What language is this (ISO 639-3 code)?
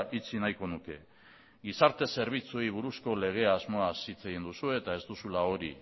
eus